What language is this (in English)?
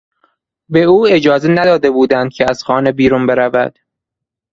Persian